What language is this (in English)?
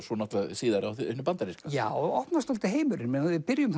Icelandic